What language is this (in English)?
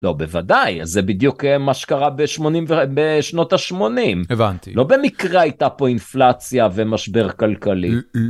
Hebrew